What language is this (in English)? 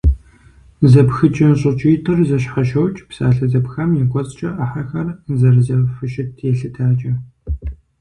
Kabardian